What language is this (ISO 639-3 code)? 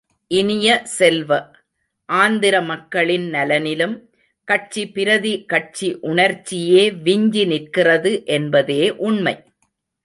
tam